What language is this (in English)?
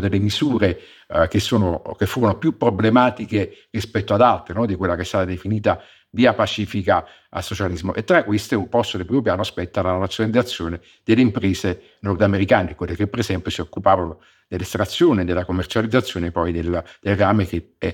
Italian